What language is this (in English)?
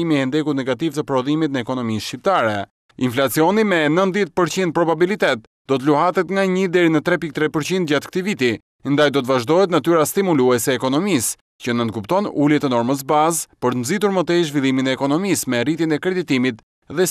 Italian